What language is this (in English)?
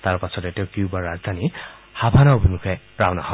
Assamese